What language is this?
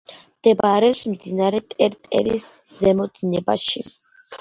Georgian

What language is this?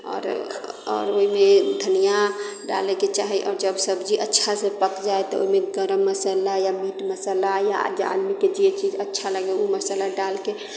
Maithili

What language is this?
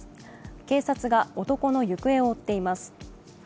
Japanese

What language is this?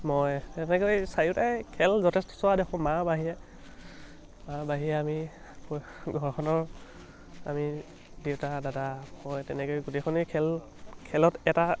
Assamese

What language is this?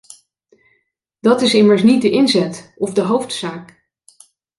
Dutch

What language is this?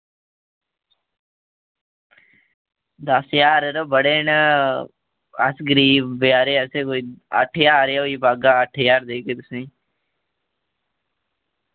Dogri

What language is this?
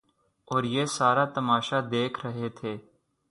Urdu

